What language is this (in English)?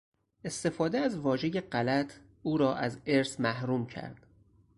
Persian